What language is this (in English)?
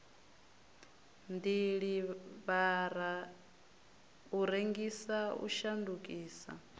Venda